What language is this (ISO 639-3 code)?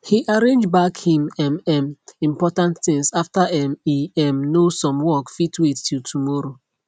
pcm